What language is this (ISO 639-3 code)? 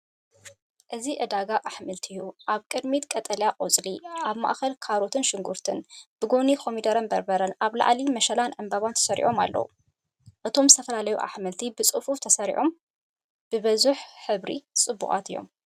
tir